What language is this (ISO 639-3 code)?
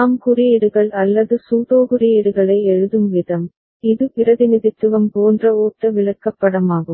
tam